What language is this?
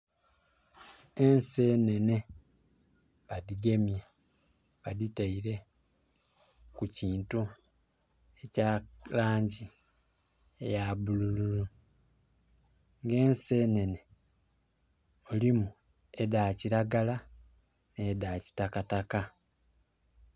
Soga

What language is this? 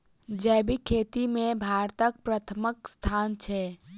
Maithili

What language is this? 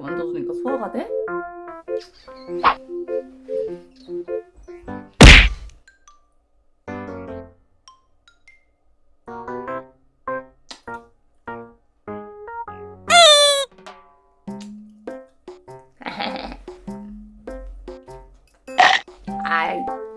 Korean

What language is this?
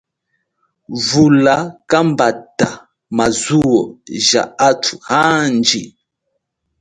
Chokwe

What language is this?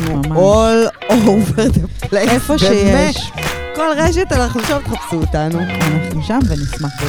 Hebrew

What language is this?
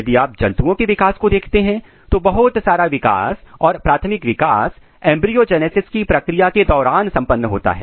Hindi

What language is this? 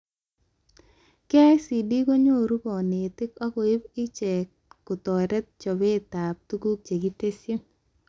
Kalenjin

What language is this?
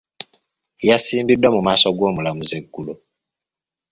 Ganda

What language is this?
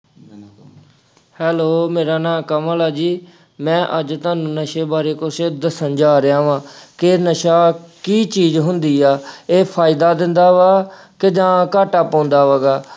Punjabi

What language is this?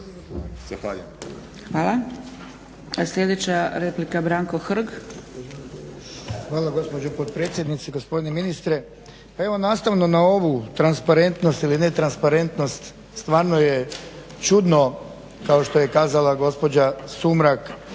Croatian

